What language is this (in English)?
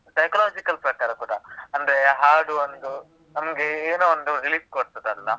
Kannada